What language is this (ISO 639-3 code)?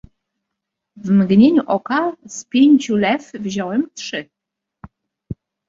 pol